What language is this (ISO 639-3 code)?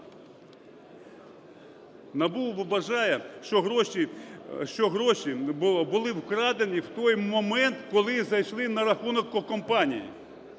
ukr